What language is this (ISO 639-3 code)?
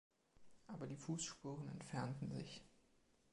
deu